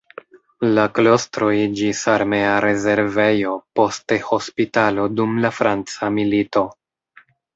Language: Esperanto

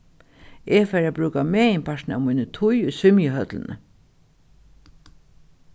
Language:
Faroese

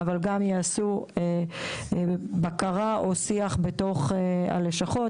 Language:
Hebrew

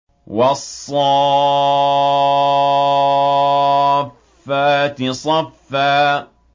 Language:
Arabic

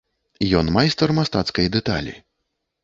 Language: Belarusian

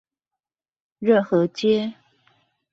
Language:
Chinese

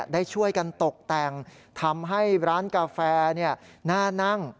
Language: Thai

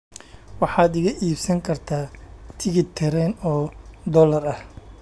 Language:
Somali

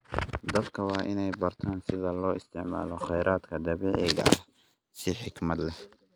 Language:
Somali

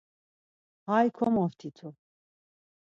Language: Laz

